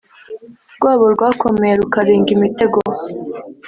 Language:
Kinyarwanda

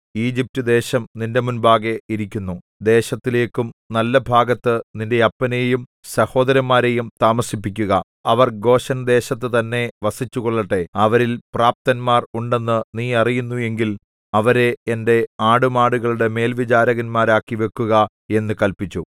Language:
Malayalam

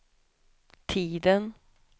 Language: Swedish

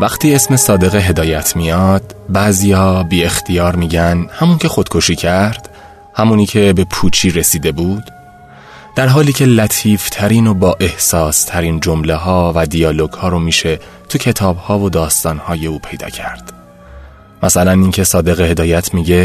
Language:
Persian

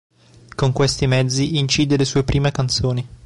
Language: Italian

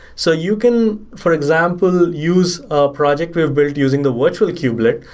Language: English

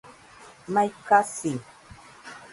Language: Nüpode Huitoto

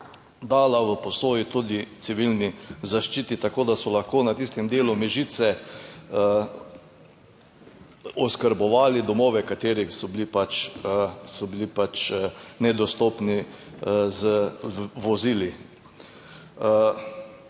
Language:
Slovenian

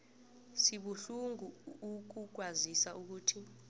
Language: South Ndebele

